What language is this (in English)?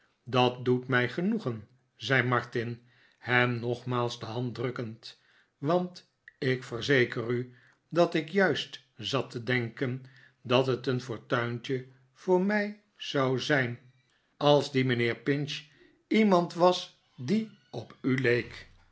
Dutch